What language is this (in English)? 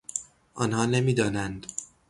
Persian